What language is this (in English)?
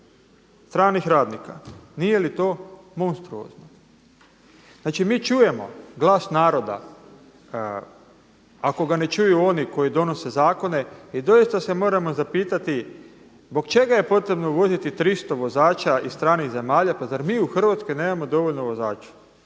Croatian